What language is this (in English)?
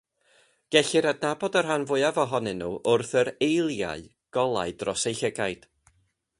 Welsh